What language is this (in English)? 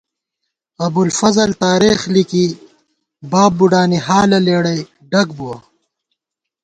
Gawar-Bati